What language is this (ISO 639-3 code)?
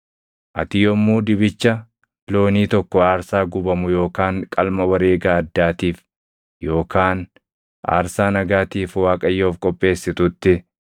orm